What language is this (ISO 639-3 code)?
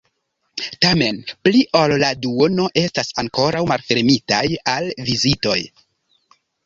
epo